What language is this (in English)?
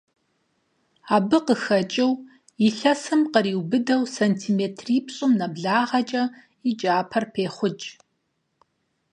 Kabardian